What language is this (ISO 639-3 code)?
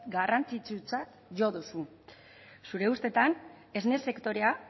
eus